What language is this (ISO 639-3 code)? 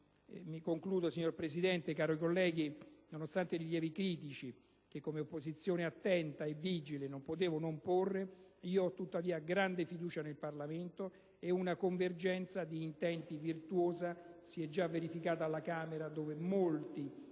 ita